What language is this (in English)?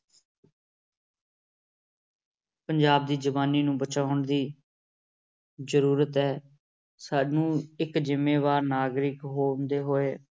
Punjabi